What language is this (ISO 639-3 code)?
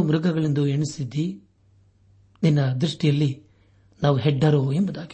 kan